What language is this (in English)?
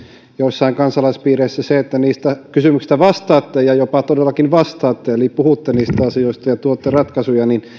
Finnish